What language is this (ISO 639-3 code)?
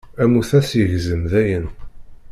kab